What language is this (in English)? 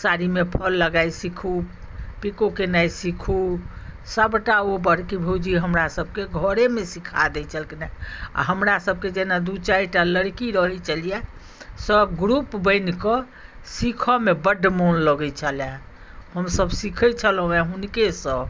Maithili